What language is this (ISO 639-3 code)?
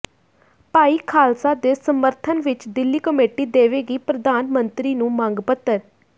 pan